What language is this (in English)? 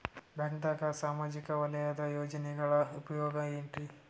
Kannada